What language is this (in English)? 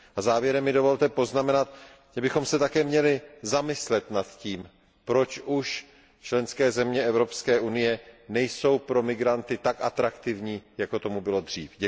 Czech